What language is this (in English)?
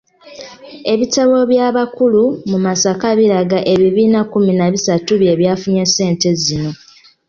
Ganda